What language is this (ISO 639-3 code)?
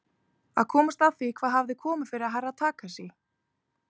isl